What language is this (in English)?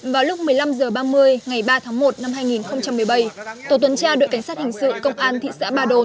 Vietnamese